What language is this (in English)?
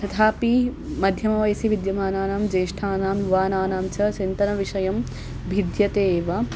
Sanskrit